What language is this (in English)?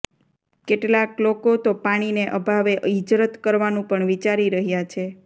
Gujarati